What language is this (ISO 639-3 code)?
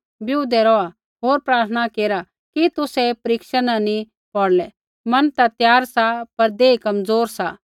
kfx